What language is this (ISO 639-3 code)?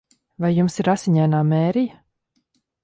lav